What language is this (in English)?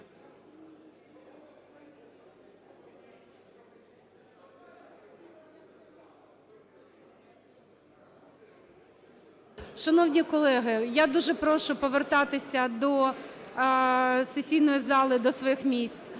Ukrainian